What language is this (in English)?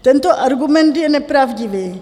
Czech